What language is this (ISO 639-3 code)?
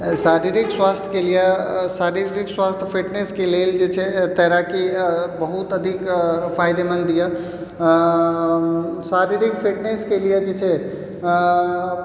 mai